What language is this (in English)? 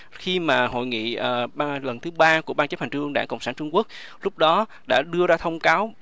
Vietnamese